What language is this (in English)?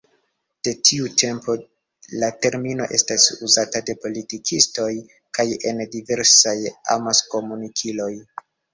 Esperanto